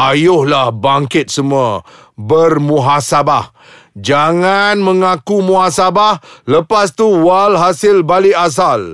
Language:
Malay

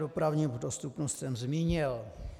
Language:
Czech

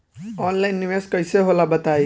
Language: Bhojpuri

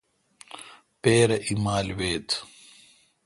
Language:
Kalkoti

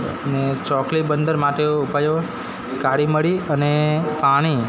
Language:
Gujarati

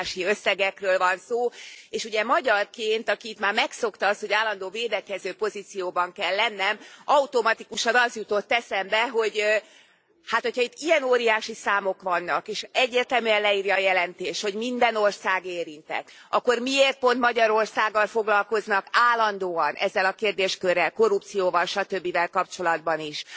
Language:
Hungarian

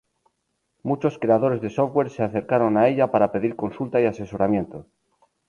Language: Spanish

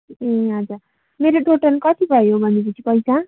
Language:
Nepali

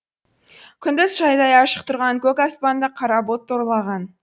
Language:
Kazakh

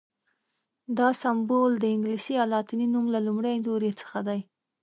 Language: Pashto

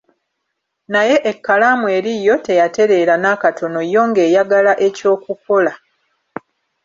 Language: Ganda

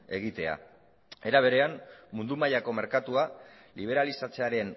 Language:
Basque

